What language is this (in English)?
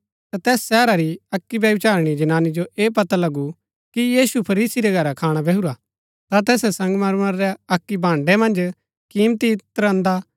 Gaddi